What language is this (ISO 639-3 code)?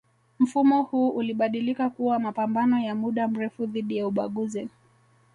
swa